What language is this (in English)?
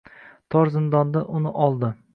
Uzbek